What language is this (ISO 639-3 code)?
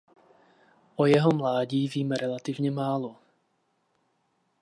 ces